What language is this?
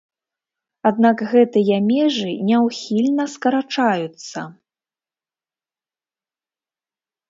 Belarusian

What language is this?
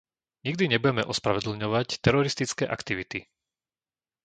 Slovak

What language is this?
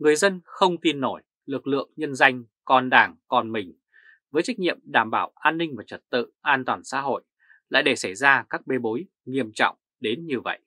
Vietnamese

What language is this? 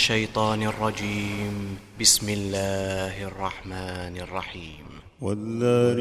Arabic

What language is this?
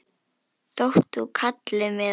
Icelandic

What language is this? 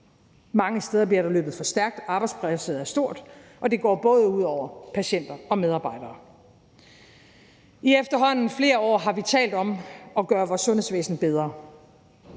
Danish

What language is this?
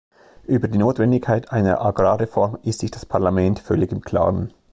German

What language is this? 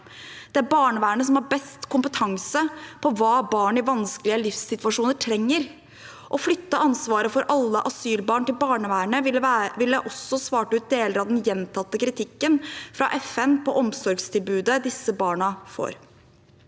Norwegian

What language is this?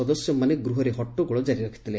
Odia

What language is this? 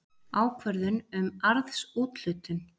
Icelandic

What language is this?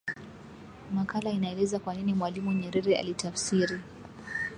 Swahili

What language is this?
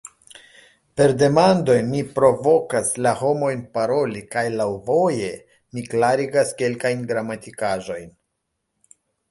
Esperanto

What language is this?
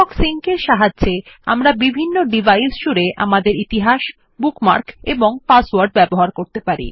Bangla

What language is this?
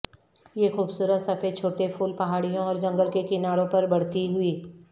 Urdu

